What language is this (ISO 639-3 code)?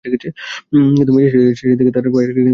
ben